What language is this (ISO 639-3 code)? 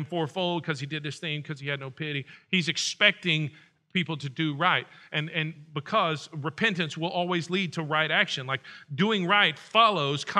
eng